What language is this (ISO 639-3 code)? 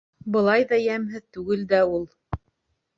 bak